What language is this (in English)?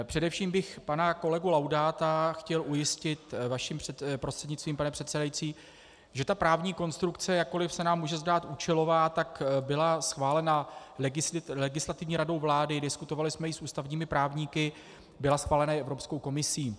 Czech